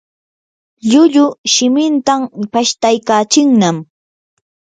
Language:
Yanahuanca Pasco Quechua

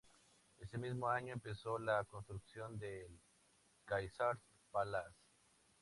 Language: Spanish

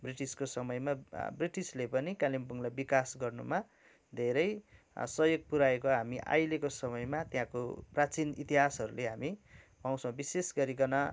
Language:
Nepali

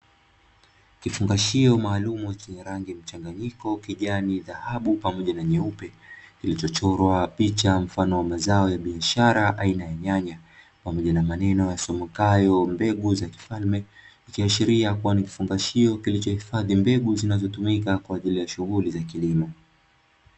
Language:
Swahili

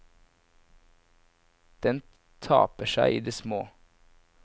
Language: Norwegian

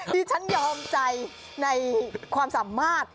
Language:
Thai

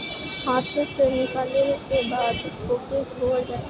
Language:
Bhojpuri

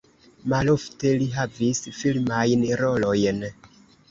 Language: Esperanto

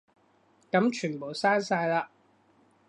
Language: Cantonese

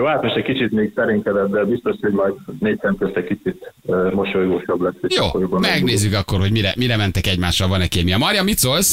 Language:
Hungarian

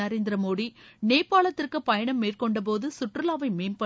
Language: Tamil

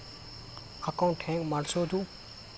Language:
Kannada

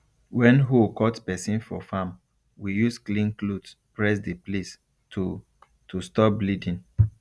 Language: Nigerian Pidgin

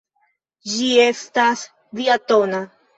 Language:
Esperanto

